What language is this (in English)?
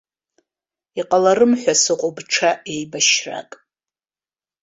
Abkhazian